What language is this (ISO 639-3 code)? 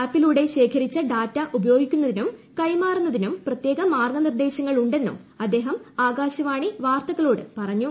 mal